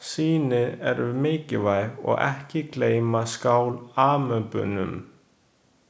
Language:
Icelandic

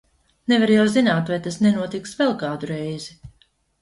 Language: Latvian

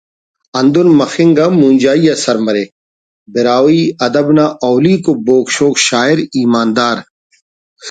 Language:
Brahui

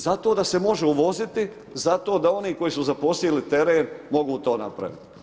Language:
Croatian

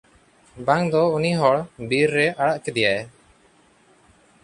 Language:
Santali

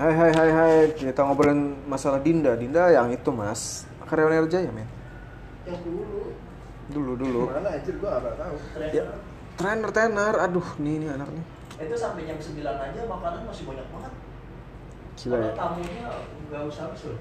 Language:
Indonesian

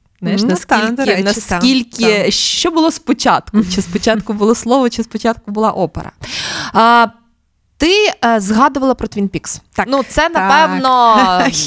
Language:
Ukrainian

